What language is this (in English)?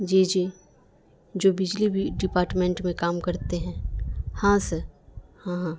Urdu